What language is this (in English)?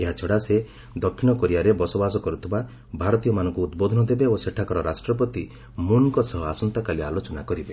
Odia